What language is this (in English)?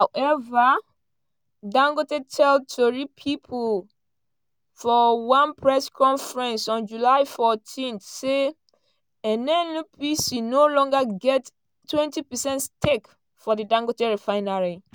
Nigerian Pidgin